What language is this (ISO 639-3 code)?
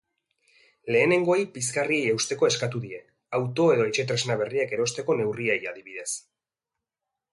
eus